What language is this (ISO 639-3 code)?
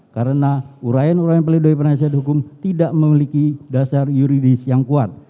ind